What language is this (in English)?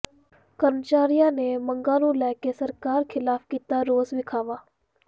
Punjabi